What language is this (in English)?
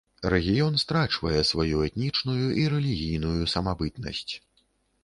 Belarusian